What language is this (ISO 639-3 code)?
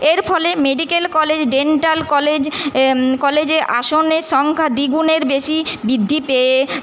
ben